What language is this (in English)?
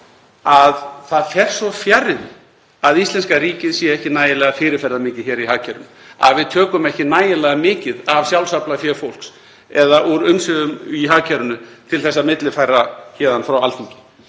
Icelandic